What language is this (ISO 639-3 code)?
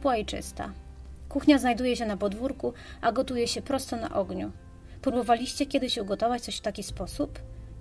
pol